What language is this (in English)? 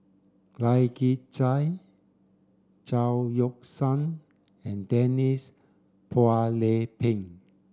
English